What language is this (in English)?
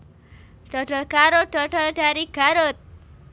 Javanese